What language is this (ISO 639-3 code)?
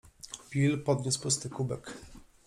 pol